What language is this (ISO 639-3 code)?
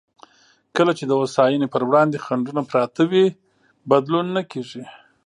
pus